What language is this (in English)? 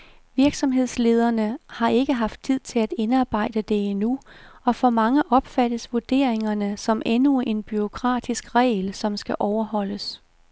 Danish